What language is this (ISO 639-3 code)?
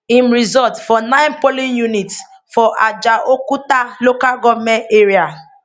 pcm